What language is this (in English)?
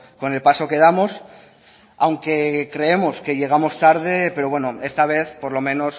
Spanish